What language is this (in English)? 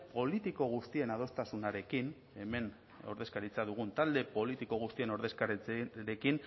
Basque